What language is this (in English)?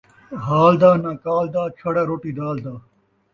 Saraiki